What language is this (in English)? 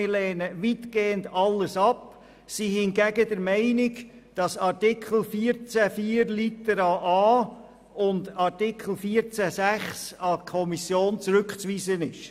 Swiss German